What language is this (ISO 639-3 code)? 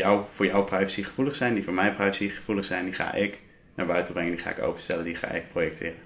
nld